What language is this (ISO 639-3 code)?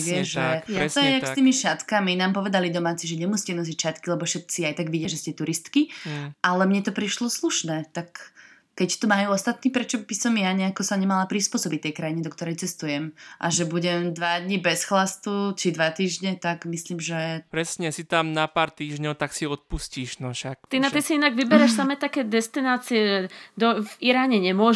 slk